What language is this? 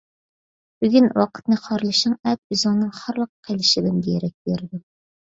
Uyghur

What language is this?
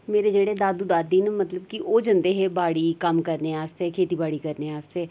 Dogri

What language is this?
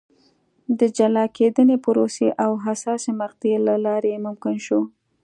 Pashto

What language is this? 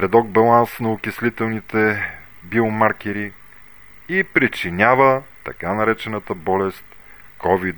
Bulgarian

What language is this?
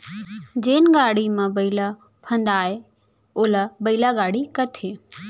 Chhattisgarhi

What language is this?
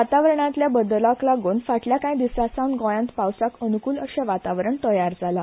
Konkani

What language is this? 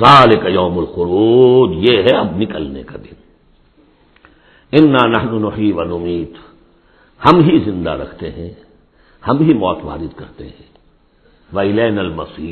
Urdu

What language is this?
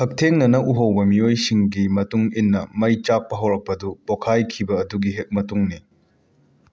Manipuri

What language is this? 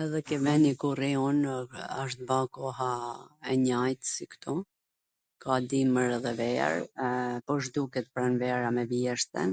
Gheg Albanian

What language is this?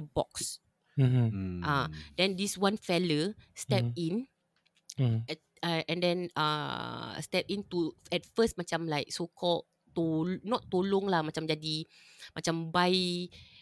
Malay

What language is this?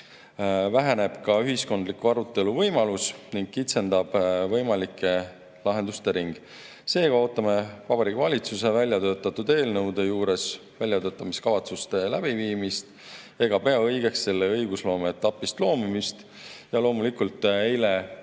Estonian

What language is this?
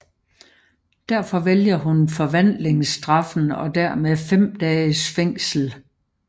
Danish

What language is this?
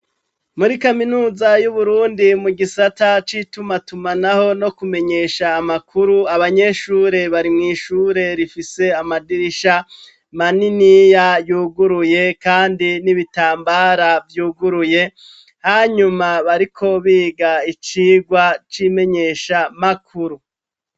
Rundi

